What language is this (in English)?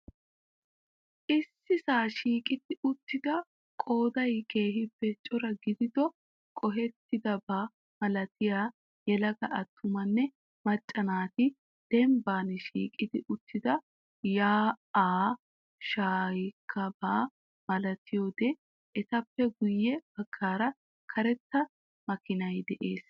Wolaytta